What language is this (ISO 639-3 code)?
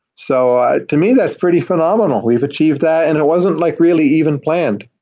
eng